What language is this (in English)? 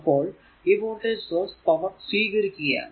Malayalam